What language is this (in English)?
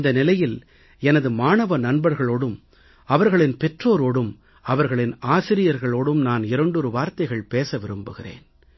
Tamil